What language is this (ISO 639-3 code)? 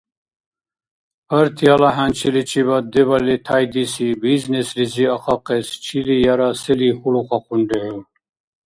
dar